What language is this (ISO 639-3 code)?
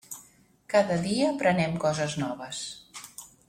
cat